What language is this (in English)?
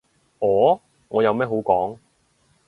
Cantonese